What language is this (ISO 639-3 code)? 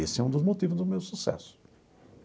por